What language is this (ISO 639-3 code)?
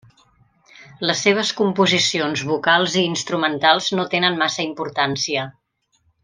cat